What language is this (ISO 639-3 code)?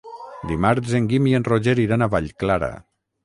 cat